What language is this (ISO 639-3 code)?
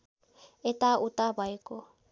nep